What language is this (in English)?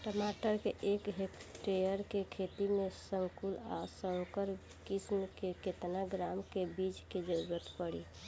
Bhojpuri